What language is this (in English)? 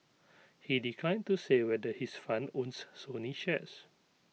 English